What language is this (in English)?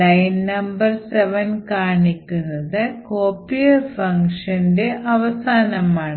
Malayalam